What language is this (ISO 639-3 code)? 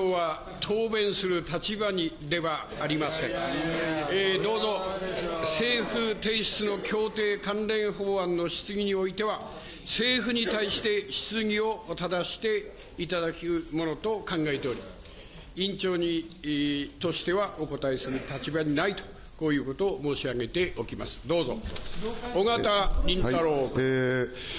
jpn